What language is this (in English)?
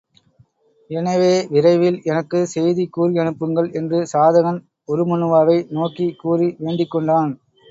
Tamil